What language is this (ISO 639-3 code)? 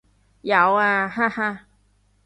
yue